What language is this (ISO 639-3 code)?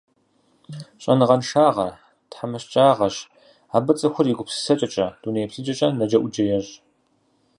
kbd